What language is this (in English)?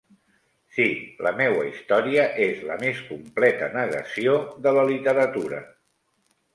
Catalan